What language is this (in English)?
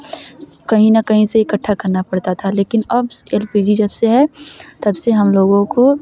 Hindi